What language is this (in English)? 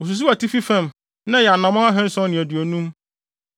Akan